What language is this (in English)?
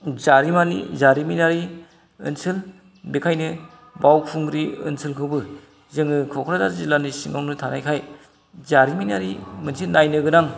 Bodo